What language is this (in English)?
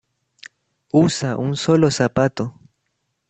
Spanish